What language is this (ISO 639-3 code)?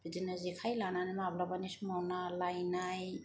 brx